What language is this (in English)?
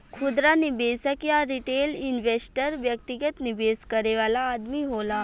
Bhojpuri